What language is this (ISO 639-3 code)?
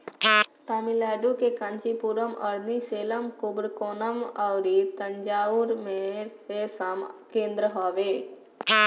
bho